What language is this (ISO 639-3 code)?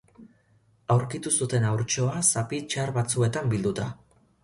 eus